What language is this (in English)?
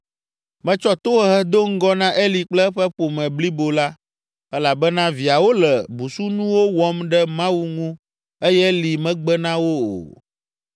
Ewe